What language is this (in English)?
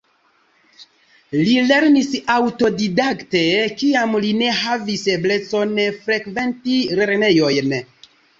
Esperanto